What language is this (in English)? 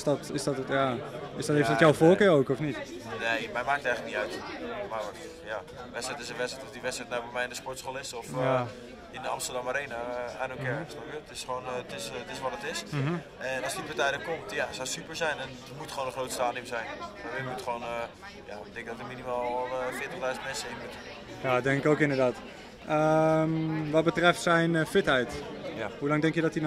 Dutch